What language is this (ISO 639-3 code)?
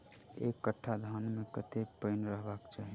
mai